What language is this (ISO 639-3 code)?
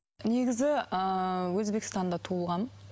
kaz